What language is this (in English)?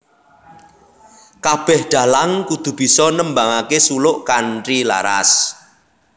Javanese